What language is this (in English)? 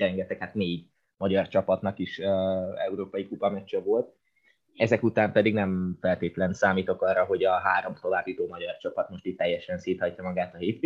Hungarian